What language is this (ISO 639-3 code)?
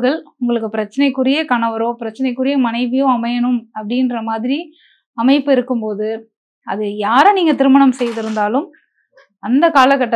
tam